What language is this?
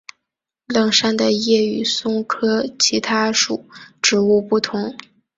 Chinese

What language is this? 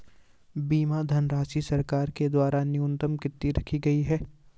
Hindi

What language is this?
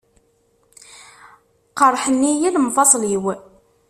Kabyle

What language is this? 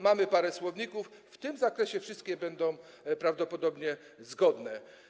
Polish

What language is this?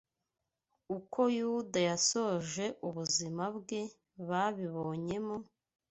Kinyarwanda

